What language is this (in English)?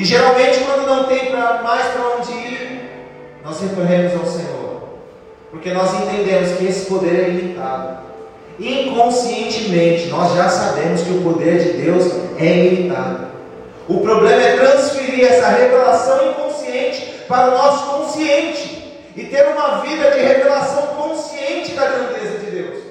Portuguese